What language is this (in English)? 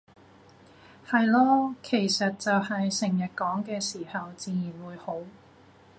Cantonese